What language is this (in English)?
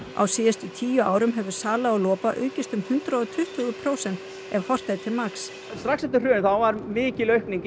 Icelandic